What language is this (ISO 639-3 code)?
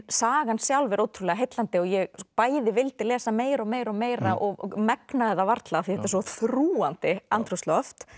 isl